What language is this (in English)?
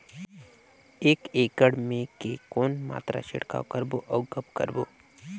Chhattisgarhi